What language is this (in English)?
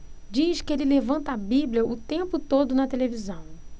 Portuguese